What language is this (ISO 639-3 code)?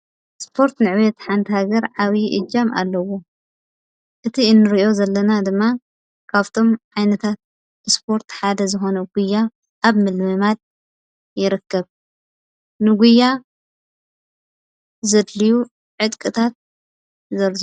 tir